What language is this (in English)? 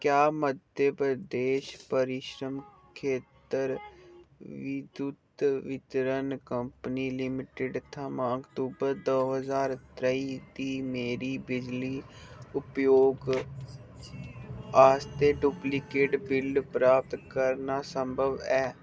Dogri